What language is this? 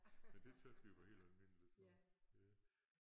Danish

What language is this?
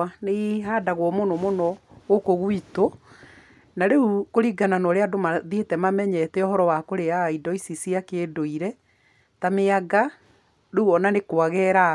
Kikuyu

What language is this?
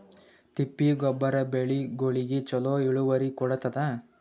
Kannada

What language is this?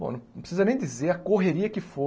Portuguese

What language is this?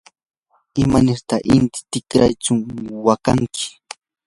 Yanahuanca Pasco Quechua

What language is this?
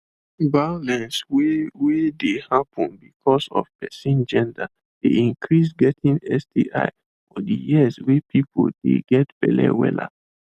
Nigerian Pidgin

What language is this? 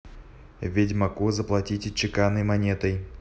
Russian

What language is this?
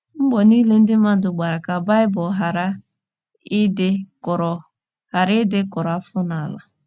Igbo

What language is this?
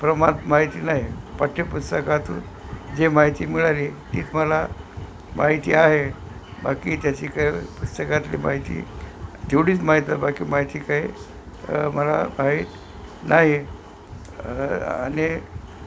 Marathi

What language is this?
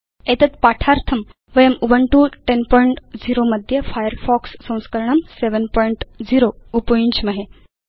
Sanskrit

